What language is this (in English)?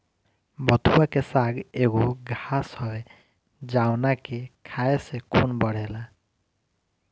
Bhojpuri